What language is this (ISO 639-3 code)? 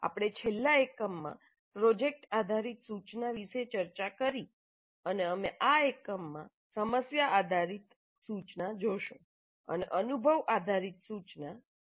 guj